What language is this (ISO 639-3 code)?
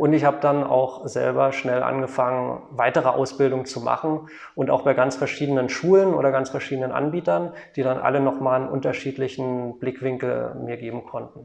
deu